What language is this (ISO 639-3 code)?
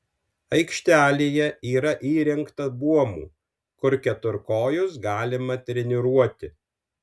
lit